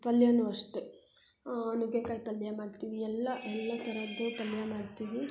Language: Kannada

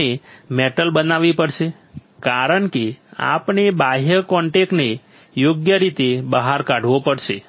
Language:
Gujarati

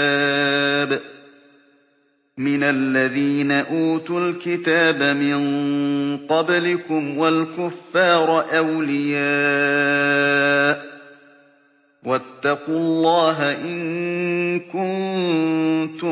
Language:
Arabic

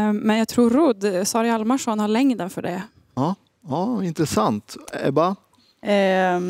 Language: Swedish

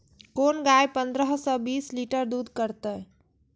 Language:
Maithili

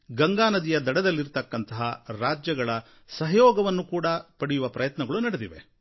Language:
Kannada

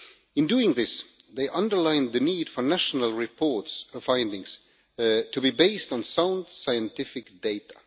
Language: English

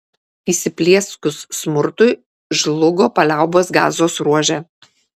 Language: Lithuanian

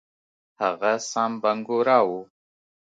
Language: Pashto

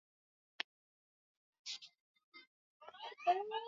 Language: Swahili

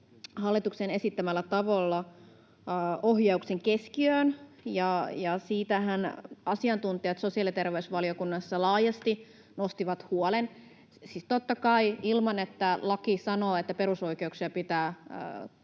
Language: Finnish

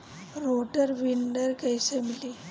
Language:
Bhojpuri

